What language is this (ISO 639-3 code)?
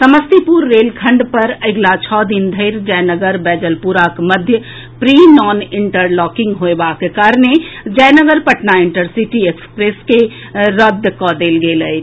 mai